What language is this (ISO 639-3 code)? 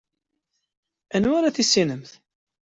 kab